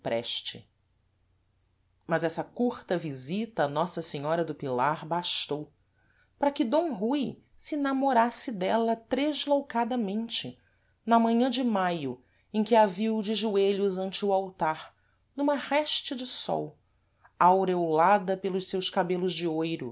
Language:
Portuguese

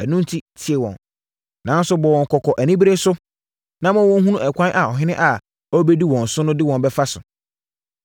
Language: Akan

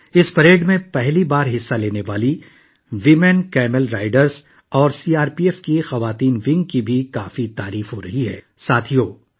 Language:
Urdu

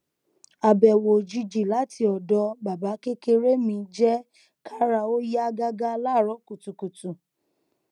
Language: Yoruba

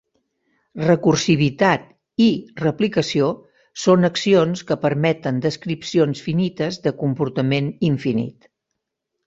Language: Catalan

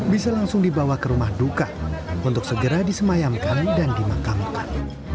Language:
Indonesian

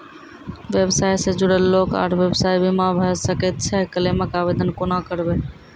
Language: Maithili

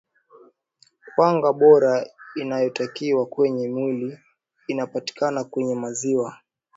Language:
Swahili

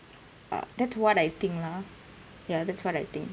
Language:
English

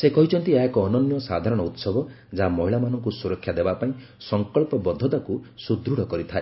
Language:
Odia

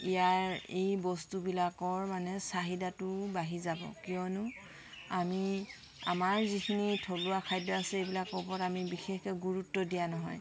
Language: Assamese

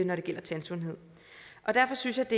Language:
Danish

